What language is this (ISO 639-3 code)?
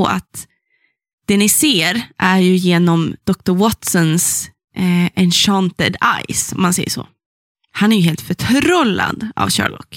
swe